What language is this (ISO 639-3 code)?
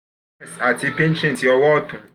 yor